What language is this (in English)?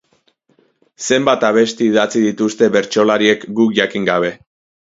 Basque